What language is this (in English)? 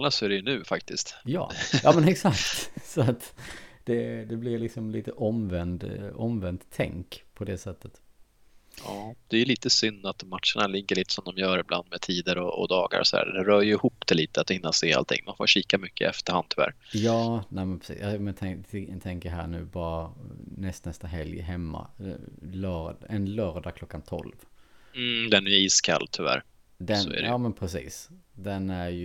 Swedish